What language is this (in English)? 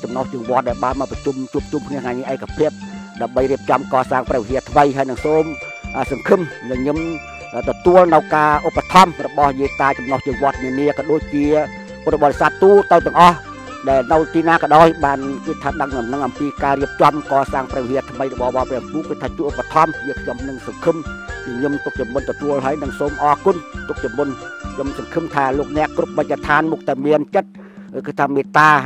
Thai